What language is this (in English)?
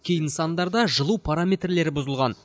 Kazakh